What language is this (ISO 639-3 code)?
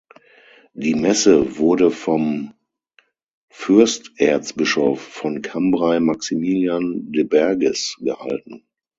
deu